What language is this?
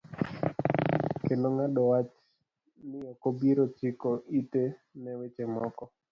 Luo (Kenya and Tanzania)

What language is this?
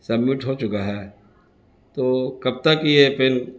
Urdu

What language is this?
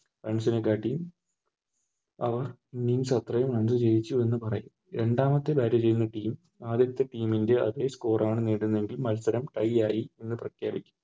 Malayalam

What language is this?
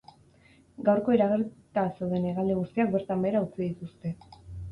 Basque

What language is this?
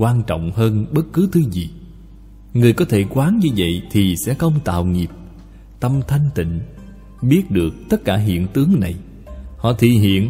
Vietnamese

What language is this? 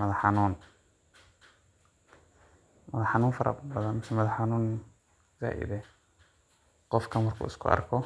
Somali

